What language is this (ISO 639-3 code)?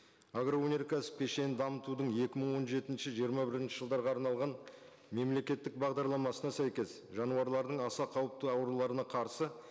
kaz